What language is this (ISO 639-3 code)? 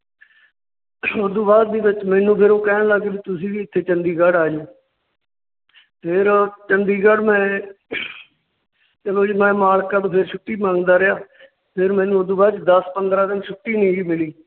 pan